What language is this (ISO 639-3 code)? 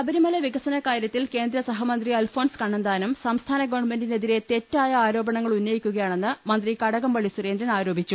mal